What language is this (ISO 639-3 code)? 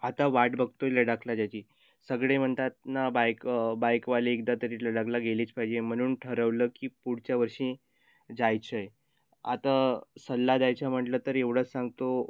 mar